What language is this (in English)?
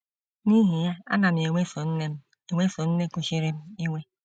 Igbo